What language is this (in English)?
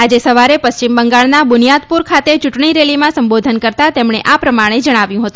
Gujarati